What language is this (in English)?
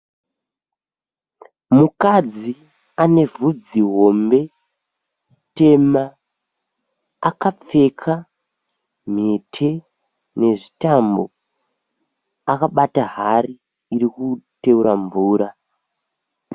Shona